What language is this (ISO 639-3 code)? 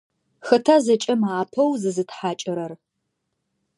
ady